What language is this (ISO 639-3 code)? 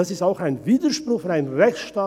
gsw